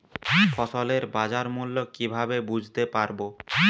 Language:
Bangla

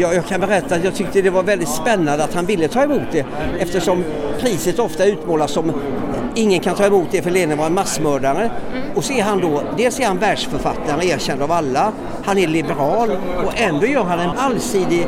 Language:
Swedish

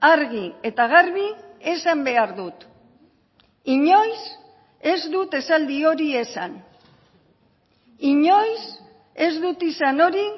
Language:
Basque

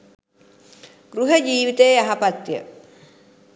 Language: Sinhala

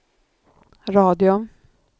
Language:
Swedish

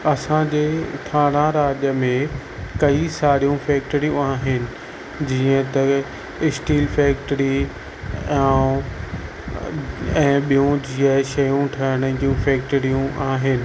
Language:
Sindhi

